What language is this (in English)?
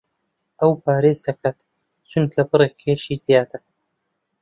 Central Kurdish